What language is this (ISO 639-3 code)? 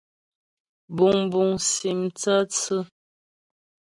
bbj